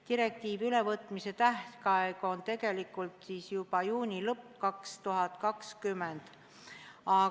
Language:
Estonian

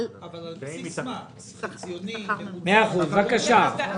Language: Hebrew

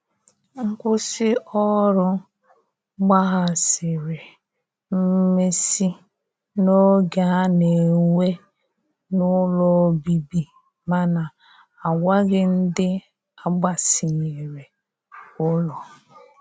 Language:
Igbo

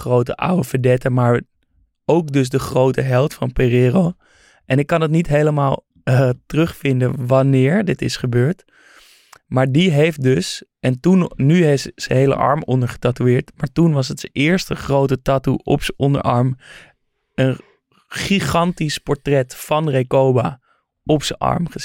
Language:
Dutch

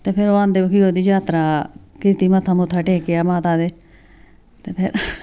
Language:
Dogri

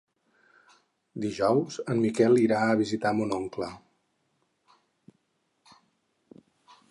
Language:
Catalan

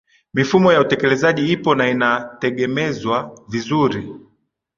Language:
Swahili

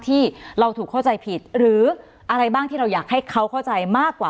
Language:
Thai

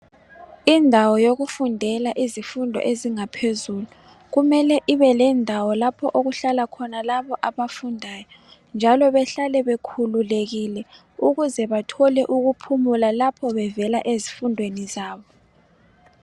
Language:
North Ndebele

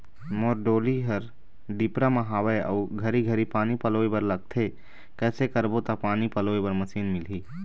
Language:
Chhattisgarhi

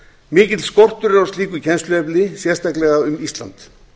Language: Icelandic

